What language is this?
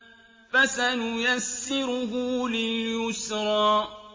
Arabic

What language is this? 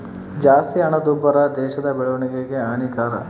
Kannada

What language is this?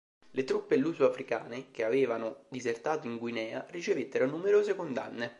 Italian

